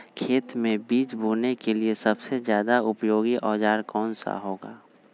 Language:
Magahi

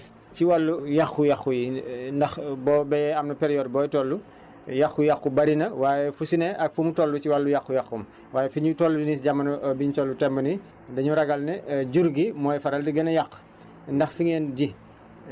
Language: Wolof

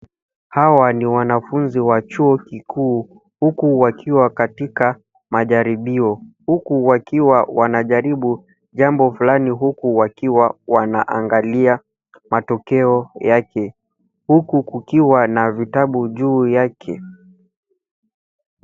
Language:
Swahili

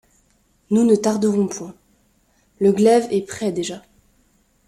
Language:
French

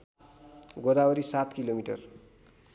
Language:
Nepali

